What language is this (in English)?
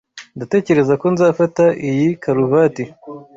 Kinyarwanda